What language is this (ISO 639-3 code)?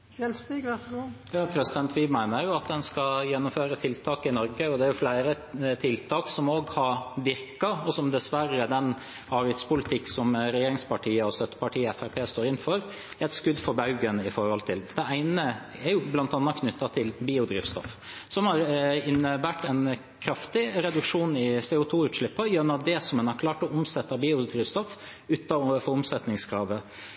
nob